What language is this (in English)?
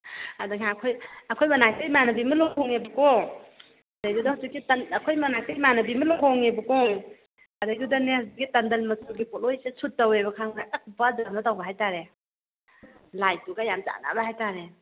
Manipuri